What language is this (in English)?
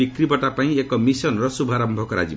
Odia